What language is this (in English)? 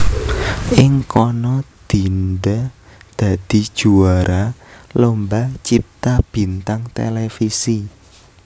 Javanese